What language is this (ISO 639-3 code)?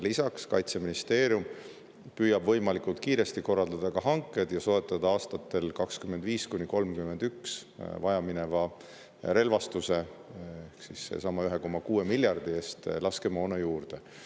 est